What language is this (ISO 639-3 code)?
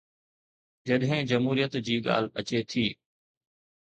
snd